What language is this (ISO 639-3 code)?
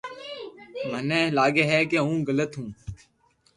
lrk